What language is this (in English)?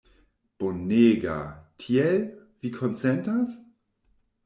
Esperanto